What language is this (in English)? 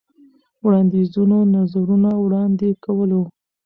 Pashto